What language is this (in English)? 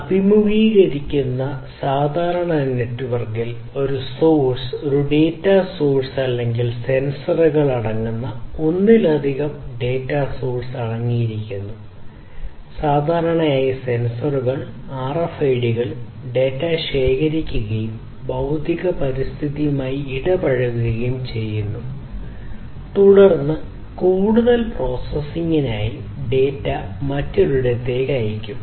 Malayalam